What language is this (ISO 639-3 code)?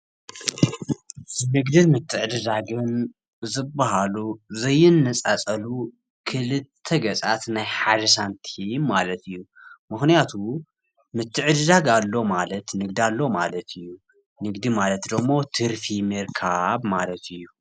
tir